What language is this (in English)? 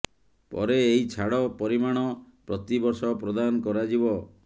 Odia